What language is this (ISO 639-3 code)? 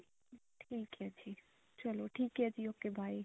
pan